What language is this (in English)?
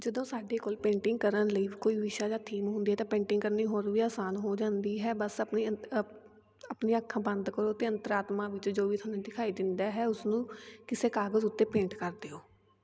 Punjabi